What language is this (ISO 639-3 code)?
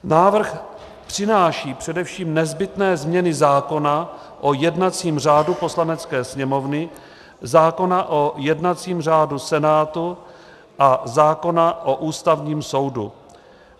ces